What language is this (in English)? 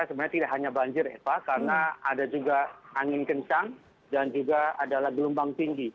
Indonesian